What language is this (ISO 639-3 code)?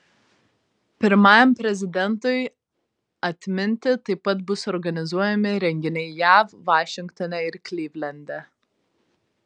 lit